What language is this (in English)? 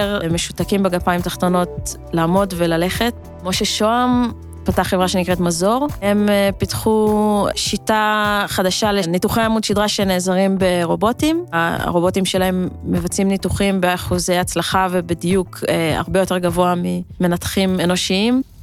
Hebrew